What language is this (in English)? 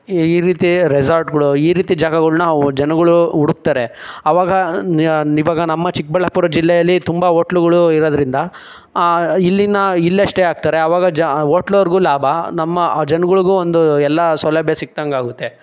Kannada